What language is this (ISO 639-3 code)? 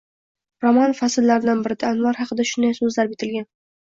uzb